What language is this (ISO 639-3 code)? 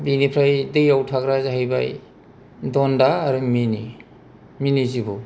brx